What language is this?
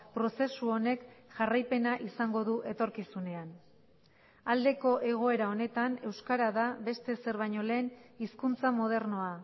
Basque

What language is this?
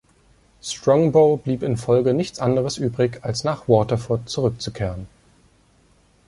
German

